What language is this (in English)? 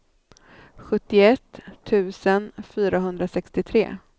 Swedish